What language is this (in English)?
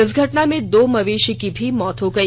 Hindi